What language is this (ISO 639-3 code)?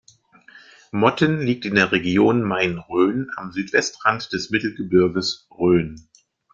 deu